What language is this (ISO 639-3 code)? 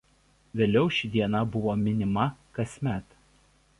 lit